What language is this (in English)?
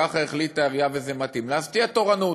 Hebrew